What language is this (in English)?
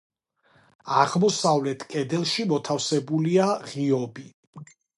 Georgian